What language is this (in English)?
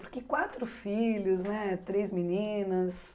Portuguese